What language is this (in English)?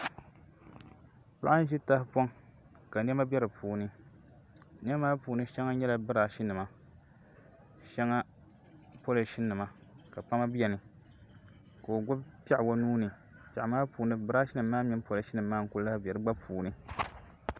Dagbani